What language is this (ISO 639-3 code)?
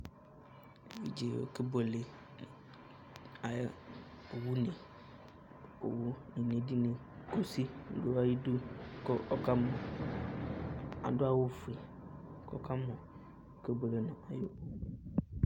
kpo